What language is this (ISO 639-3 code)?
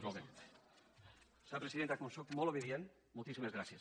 cat